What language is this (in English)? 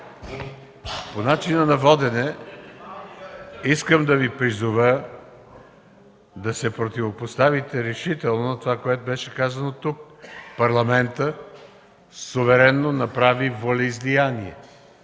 Bulgarian